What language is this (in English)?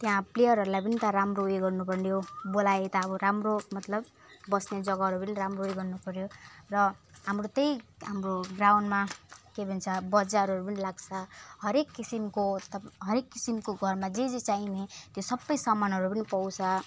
Nepali